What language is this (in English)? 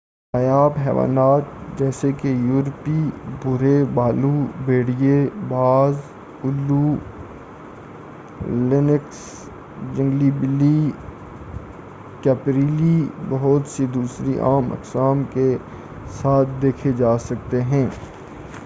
Urdu